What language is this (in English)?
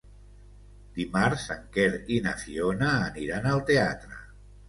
Catalan